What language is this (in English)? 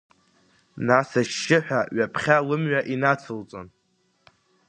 Abkhazian